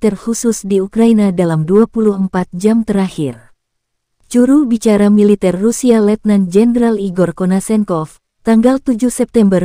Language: Indonesian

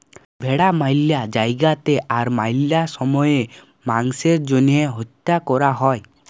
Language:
Bangla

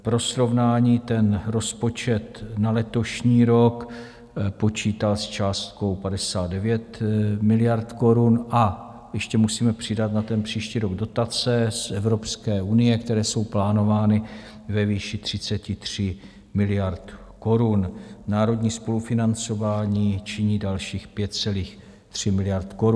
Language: Czech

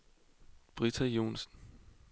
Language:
Danish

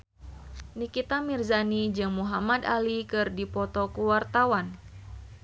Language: Sundanese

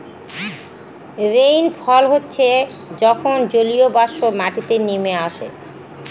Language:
Bangla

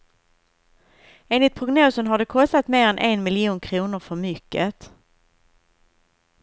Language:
Swedish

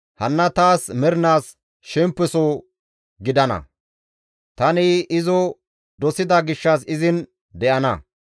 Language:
Gamo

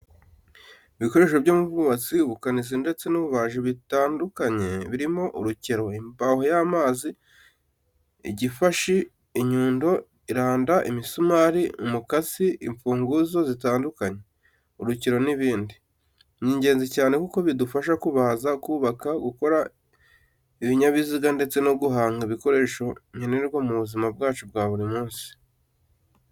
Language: Kinyarwanda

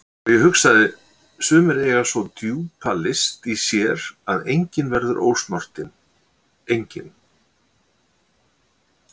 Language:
Icelandic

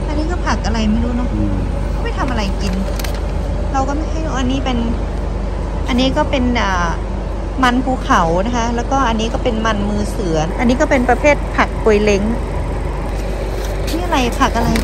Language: Thai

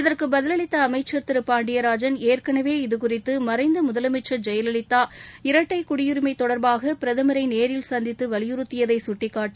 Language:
Tamil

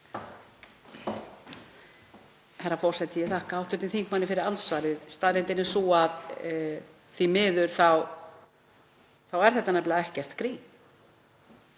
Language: Icelandic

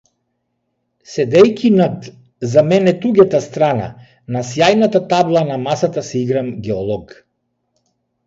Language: Macedonian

